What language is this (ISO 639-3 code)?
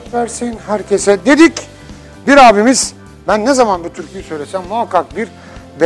tur